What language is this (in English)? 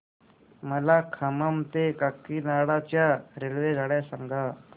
Marathi